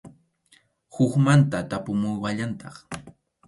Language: Arequipa-La Unión Quechua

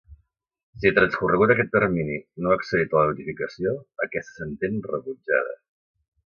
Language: Catalan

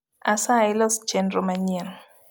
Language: Luo (Kenya and Tanzania)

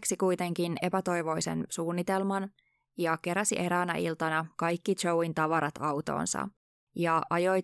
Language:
Finnish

